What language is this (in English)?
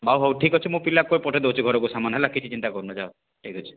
Odia